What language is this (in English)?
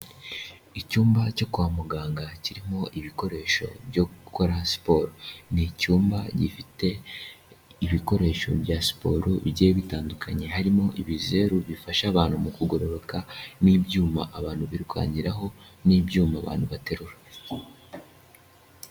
Kinyarwanda